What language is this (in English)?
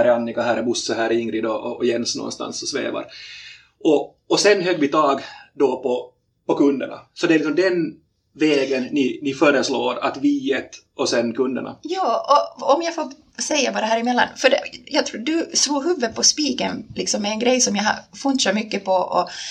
Swedish